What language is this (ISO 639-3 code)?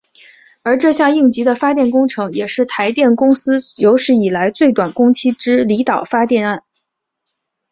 zho